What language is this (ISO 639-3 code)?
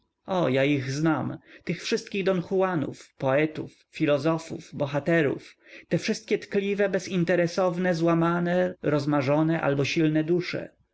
pol